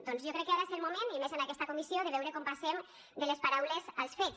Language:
Catalan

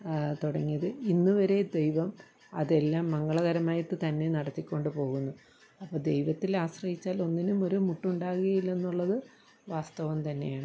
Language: Malayalam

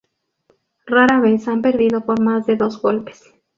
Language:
Spanish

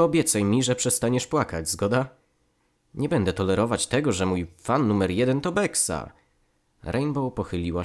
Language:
Polish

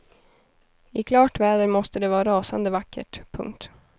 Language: Swedish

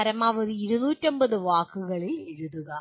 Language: Malayalam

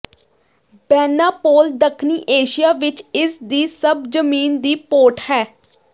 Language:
Punjabi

